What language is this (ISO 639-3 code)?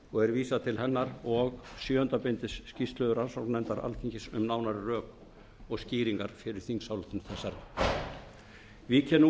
isl